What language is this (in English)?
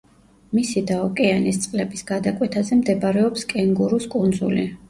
Georgian